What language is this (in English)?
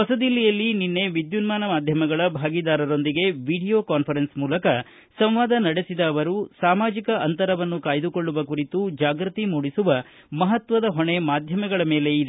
Kannada